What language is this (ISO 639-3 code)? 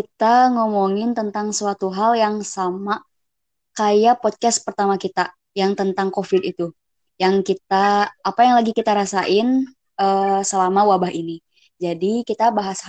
ind